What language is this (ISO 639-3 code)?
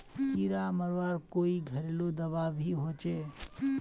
mag